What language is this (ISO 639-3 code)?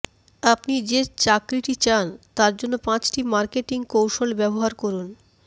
ben